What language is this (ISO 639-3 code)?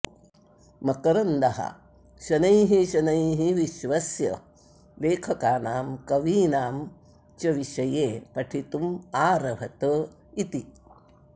san